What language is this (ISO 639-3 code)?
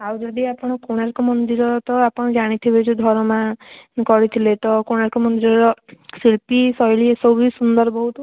ori